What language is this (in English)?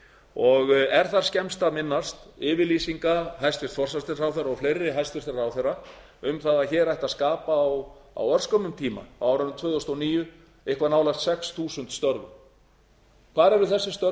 Icelandic